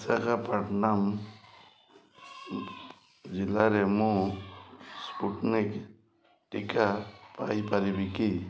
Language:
Odia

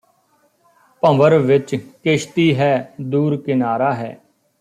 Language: Punjabi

